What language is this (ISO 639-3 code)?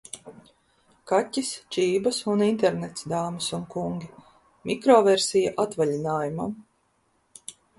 lav